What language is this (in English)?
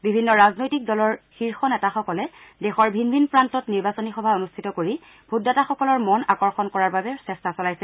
Assamese